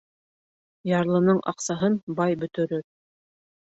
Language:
Bashkir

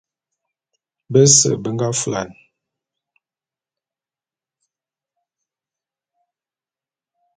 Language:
Bulu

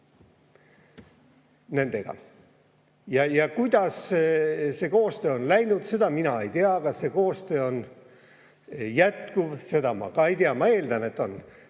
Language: Estonian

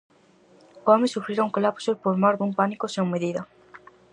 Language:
Galician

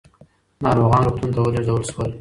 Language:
Pashto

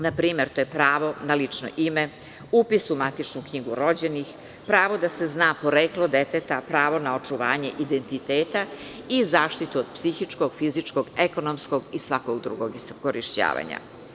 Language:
Serbian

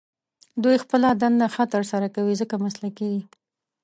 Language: Pashto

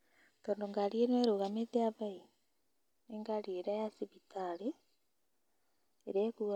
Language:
Kikuyu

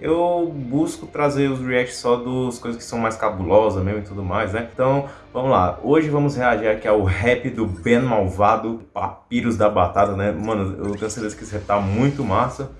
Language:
Portuguese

